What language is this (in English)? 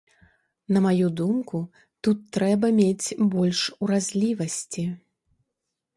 Belarusian